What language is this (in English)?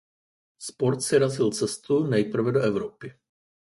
Czech